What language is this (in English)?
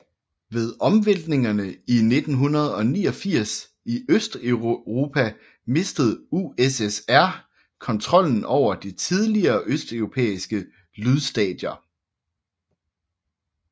Danish